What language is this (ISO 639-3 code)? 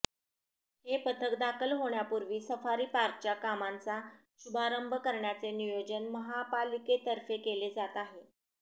mar